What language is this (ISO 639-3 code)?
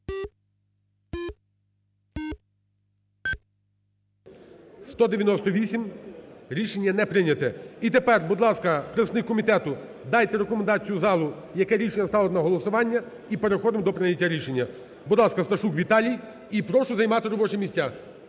ukr